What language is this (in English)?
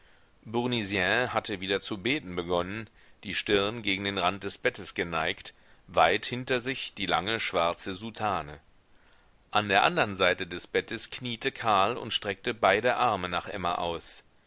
German